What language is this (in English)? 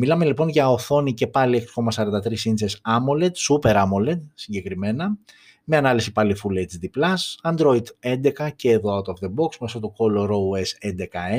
Greek